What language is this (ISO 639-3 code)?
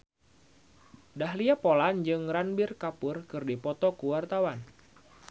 sun